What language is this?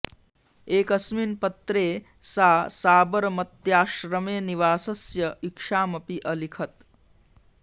Sanskrit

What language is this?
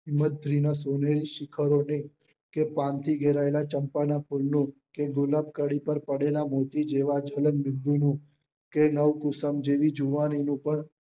Gujarati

